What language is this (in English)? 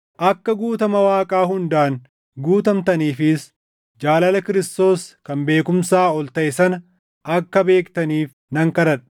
Oromo